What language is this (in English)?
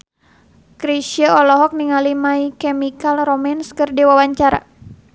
Sundanese